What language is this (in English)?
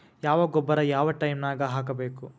Kannada